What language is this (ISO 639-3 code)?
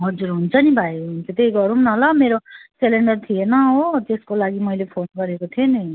nep